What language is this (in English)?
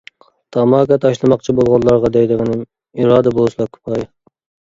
Uyghur